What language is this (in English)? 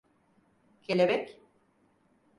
Turkish